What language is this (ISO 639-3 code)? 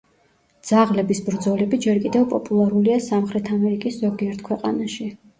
kat